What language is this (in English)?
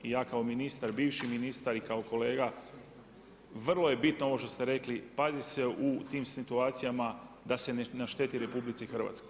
Croatian